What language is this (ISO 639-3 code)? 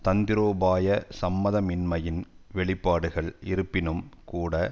tam